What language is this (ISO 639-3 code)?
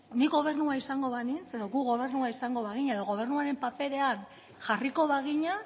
eus